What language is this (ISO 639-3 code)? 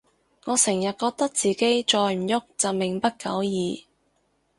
yue